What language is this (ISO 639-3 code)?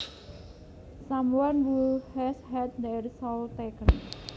jav